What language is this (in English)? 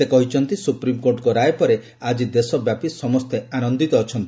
Odia